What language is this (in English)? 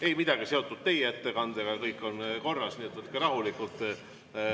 Estonian